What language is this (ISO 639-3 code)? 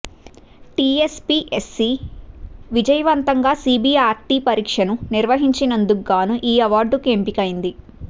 tel